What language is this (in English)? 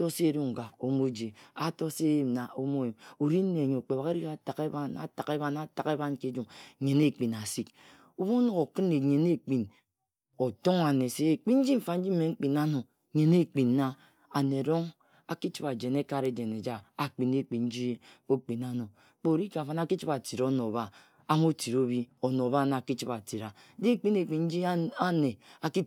Ejagham